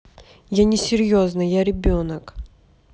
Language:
Russian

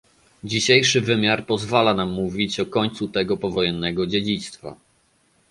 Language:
Polish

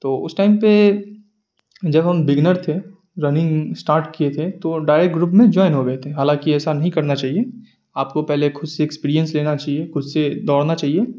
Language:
Urdu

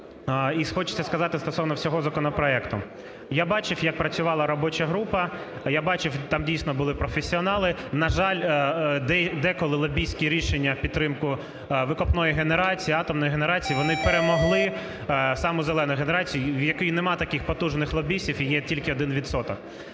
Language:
Ukrainian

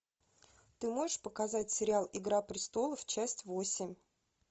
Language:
Russian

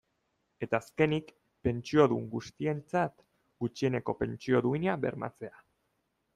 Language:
Basque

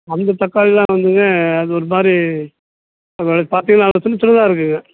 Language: Tamil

